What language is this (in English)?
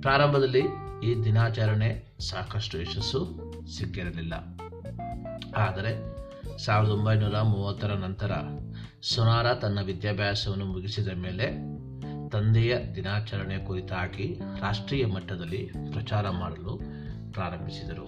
Kannada